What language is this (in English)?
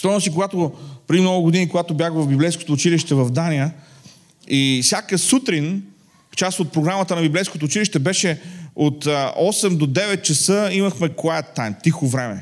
Bulgarian